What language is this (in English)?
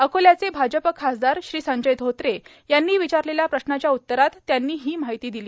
Marathi